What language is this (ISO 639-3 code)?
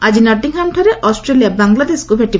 ori